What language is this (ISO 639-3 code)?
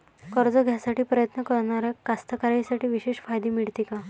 mar